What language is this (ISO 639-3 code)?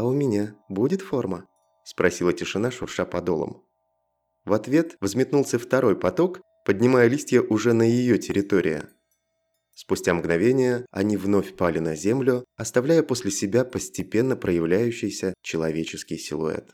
rus